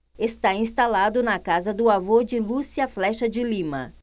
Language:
Portuguese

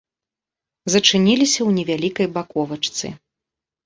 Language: Belarusian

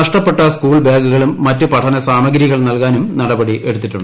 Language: Malayalam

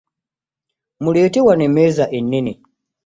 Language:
Ganda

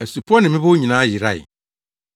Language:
Akan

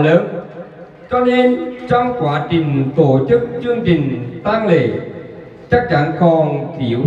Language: Vietnamese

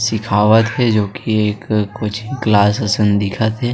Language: Chhattisgarhi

